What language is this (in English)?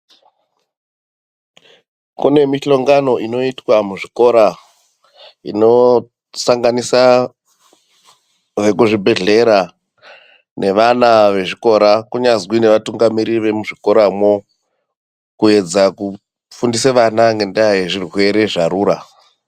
Ndau